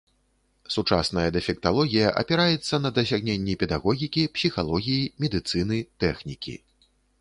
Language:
Belarusian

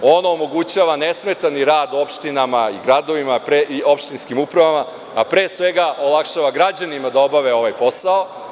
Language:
Serbian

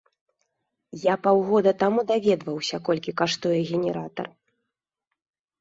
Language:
Belarusian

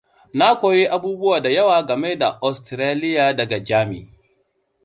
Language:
Hausa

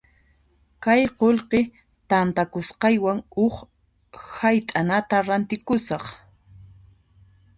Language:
Puno Quechua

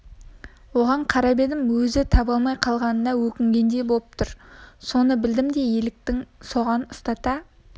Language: Kazakh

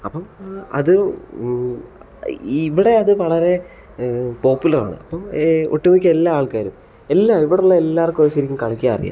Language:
Malayalam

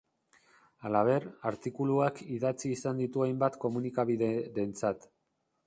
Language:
Basque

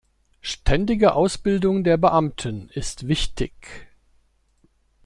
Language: German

